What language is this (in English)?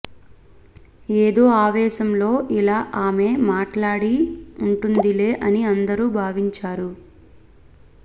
Telugu